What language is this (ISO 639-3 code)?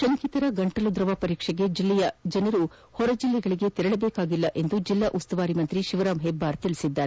kan